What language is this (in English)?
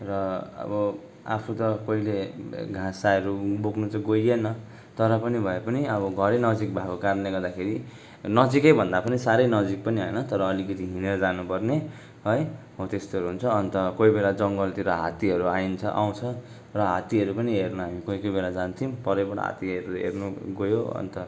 Nepali